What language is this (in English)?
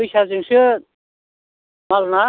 Bodo